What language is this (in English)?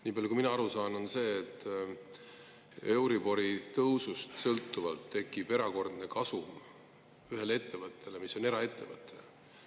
Estonian